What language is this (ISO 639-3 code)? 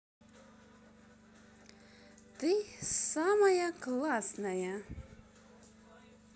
rus